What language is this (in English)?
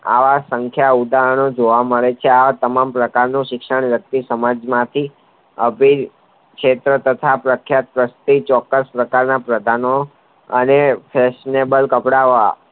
Gujarati